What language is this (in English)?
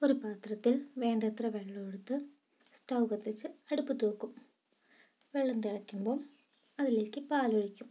Malayalam